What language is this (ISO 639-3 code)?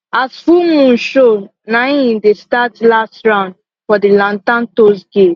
pcm